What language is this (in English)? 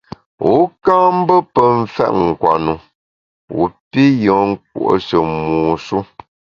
Bamun